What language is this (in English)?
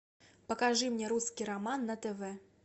Russian